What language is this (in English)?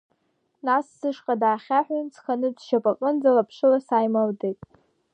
Abkhazian